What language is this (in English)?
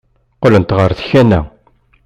Kabyle